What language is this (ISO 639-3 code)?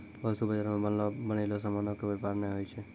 mai